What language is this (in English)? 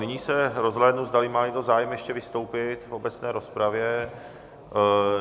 Czech